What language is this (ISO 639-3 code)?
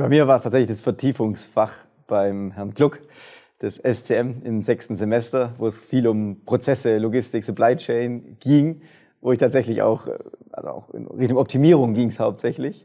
deu